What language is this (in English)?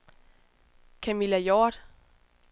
Danish